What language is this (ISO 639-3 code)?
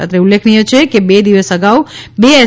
guj